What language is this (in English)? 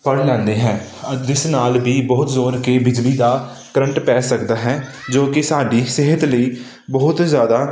Punjabi